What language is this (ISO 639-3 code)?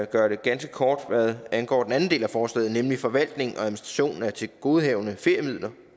dan